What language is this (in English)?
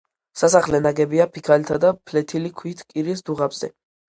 Georgian